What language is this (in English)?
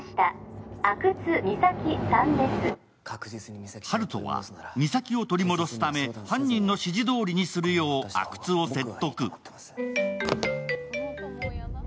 Japanese